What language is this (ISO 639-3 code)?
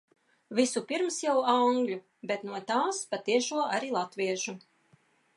lav